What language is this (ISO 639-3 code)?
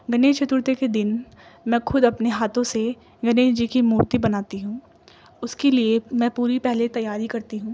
urd